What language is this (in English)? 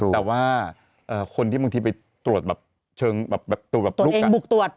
Thai